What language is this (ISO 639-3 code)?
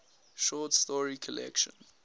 eng